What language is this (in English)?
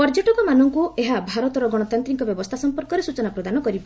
Odia